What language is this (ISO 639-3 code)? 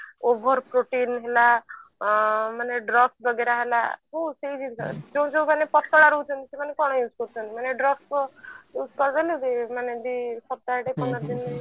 ori